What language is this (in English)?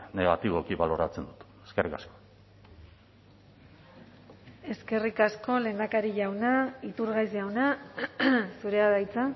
Basque